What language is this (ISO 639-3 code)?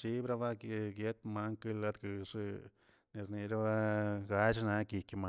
zts